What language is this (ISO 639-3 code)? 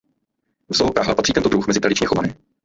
ces